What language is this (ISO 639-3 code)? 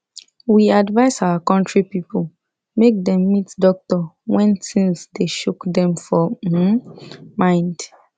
pcm